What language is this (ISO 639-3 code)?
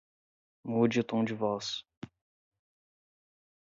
por